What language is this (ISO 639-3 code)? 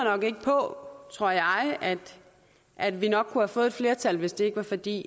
dan